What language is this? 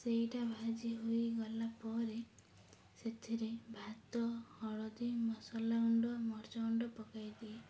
Odia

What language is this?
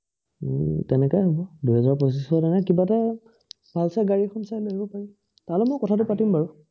Assamese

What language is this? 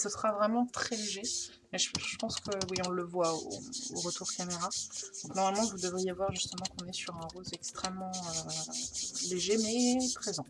French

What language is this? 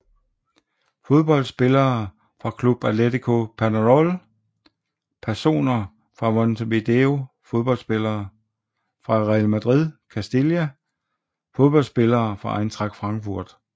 Danish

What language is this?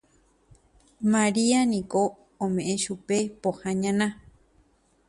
Guarani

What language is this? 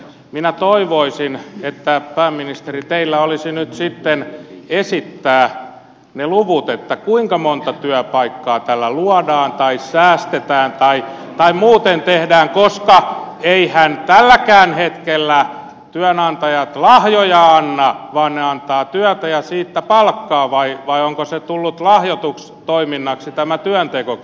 Finnish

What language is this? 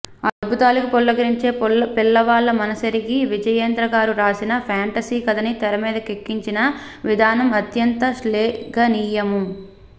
Telugu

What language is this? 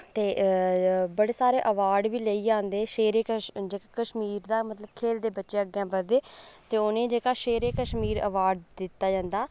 Dogri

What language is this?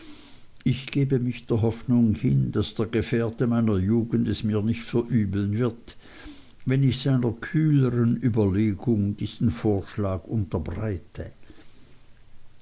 German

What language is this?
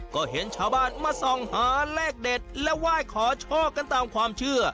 Thai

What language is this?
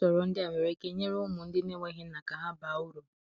Igbo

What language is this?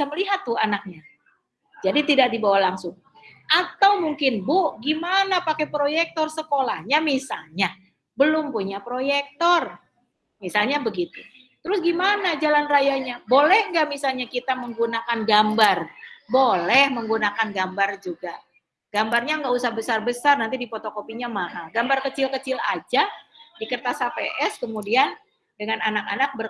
Indonesian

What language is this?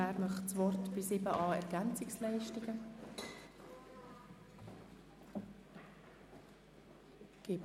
Swiss German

